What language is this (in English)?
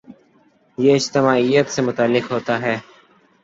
Urdu